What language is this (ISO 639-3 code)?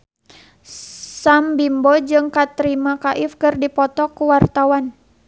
sun